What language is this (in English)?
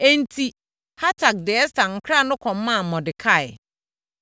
Akan